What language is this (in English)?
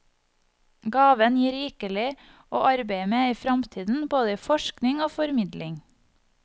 Norwegian